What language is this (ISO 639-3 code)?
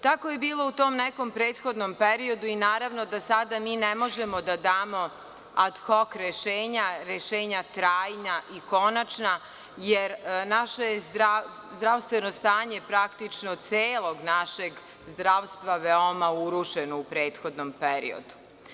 srp